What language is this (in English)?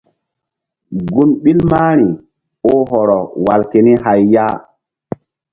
Mbum